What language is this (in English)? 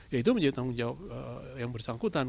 Indonesian